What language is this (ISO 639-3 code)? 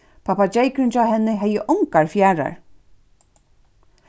fao